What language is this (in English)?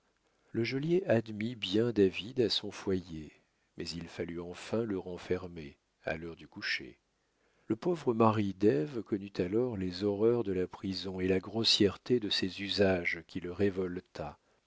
French